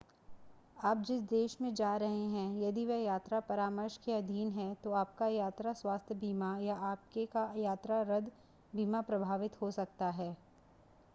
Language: Hindi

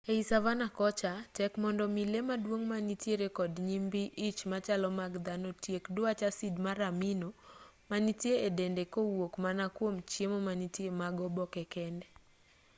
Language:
Luo (Kenya and Tanzania)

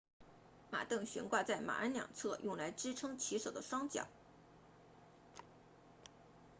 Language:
Chinese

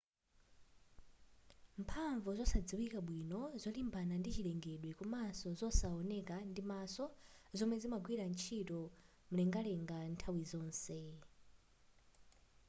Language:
Nyanja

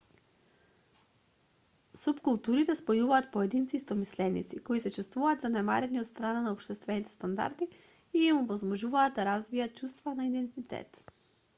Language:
Macedonian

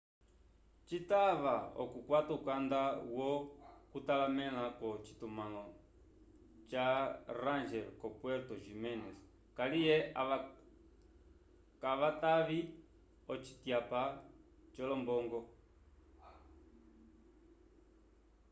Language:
Umbundu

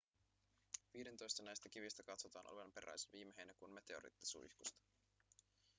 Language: Finnish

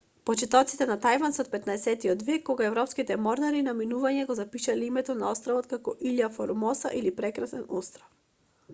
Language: Macedonian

